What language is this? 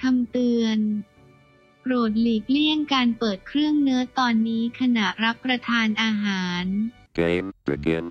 Thai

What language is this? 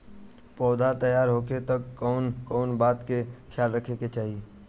Bhojpuri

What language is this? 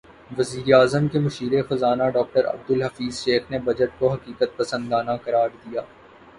Urdu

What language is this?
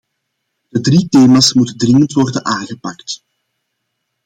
Dutch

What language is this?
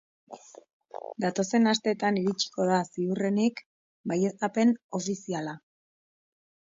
Basque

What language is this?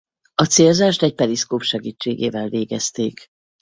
Hungarian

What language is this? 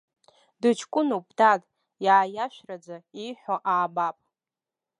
Abkhazian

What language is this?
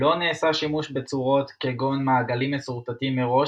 Hebrew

